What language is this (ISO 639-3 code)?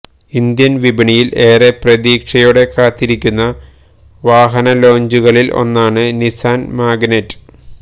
mal